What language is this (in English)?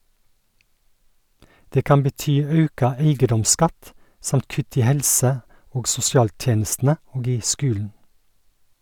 Norwegian